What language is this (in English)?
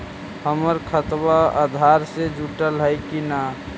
Magahi